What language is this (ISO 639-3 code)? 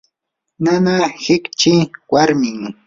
qur